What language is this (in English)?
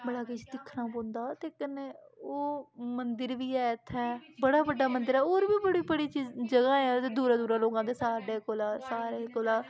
Dogri